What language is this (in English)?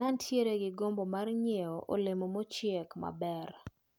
Luo (Kenya and Tanzania)